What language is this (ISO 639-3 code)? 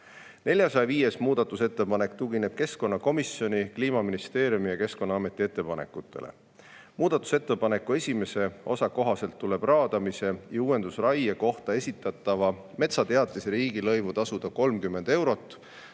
est